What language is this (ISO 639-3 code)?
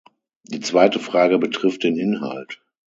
deu